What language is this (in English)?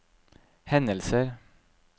Norwegian